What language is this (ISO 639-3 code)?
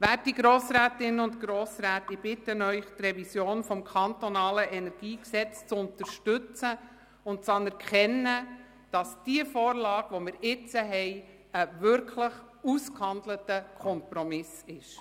gsw